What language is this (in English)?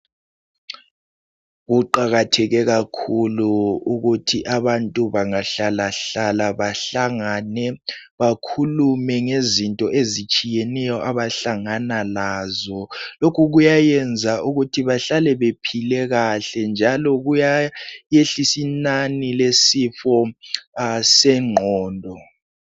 North Ndebele